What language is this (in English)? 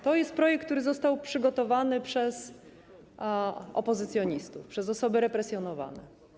Polish